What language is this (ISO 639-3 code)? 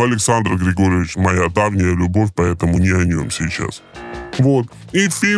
rus